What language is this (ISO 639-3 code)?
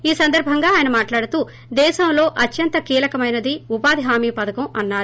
tel